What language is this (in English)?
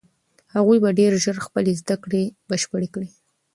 Pashto